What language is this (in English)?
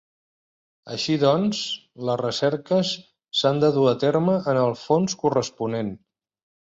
Catalan